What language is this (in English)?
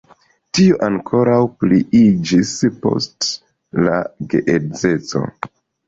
Esperanto